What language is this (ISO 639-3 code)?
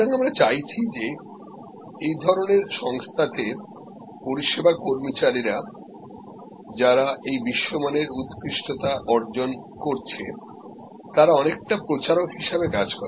ben